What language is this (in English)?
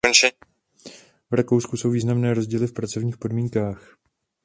Czech